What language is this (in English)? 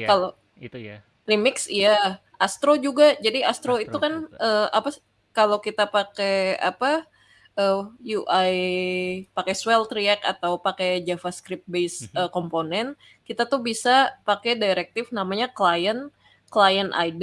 Indonesian